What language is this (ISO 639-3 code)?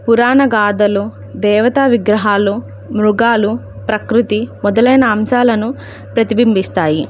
tel